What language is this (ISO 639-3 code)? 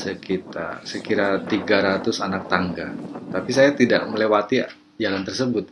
ind